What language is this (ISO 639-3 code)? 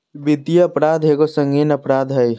mag